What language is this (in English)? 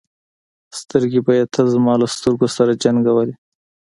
Pashto